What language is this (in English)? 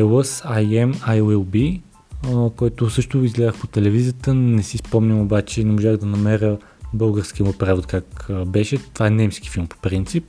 Bulgarian